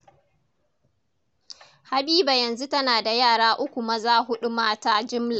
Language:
Hausa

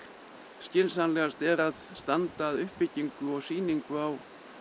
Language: Icelandic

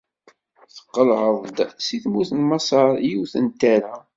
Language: Kabyle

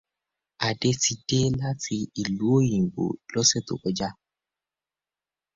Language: Yoruba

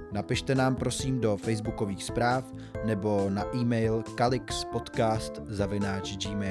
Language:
Czech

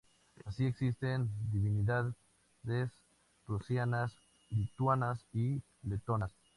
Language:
Spanish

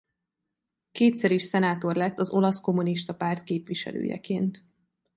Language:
Hungarian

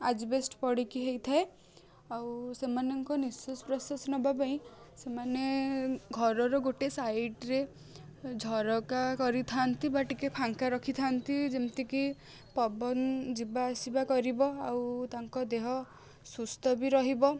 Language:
Odia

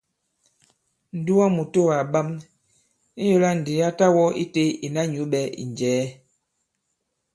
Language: Bankon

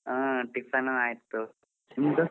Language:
Kannada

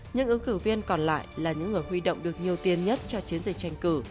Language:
Vietnamese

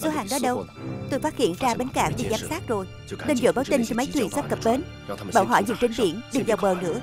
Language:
Vietnamese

